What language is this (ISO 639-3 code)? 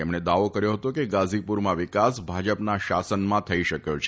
guj